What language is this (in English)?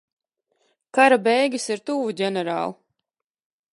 Latvian